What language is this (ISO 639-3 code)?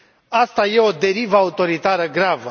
ron